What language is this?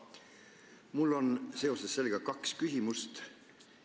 Estonian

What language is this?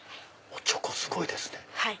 Japanese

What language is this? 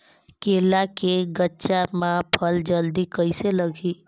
Chhattisgarhi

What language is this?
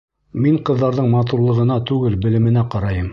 Bashkir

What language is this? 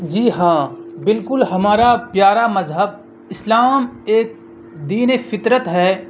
Urdu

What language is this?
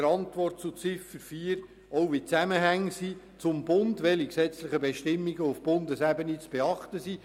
Swiss German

